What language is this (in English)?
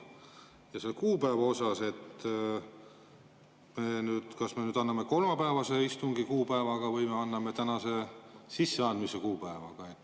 Estonian